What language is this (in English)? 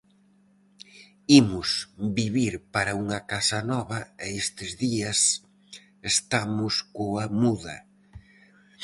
Galician